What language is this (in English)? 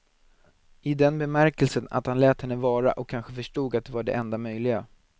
Swedish